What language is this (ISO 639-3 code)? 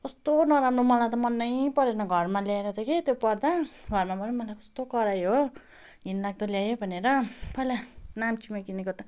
nep